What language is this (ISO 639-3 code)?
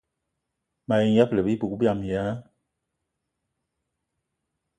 eto